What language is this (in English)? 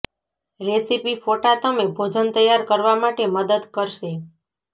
Gujarati